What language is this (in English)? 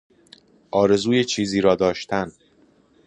Persian